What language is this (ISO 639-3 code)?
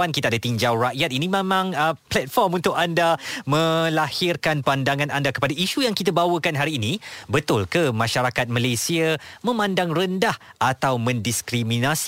msa